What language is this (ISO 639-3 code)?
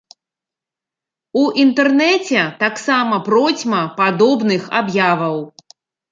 bel